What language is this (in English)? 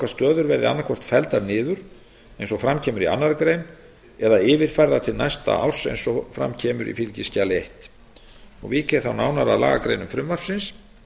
Icelandic